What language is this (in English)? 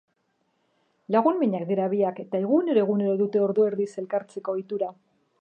Basque